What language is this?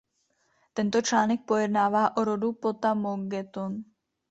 Czech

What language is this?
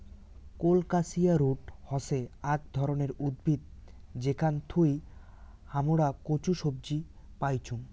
Bangla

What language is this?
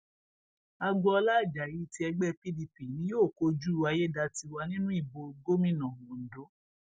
Yoruba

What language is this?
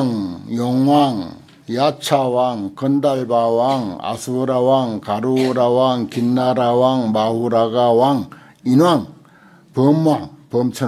Korean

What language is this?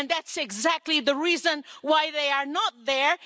English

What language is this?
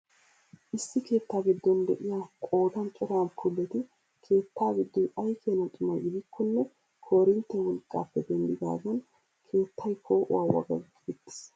Wolaytta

